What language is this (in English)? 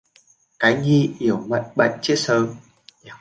Vietnamese